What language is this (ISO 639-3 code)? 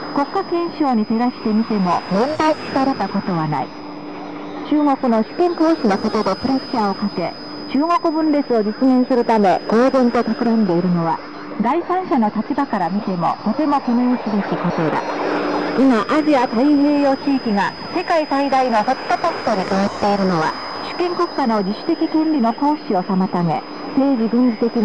jpn